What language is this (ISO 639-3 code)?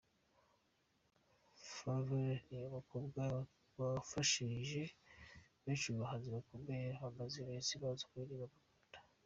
kin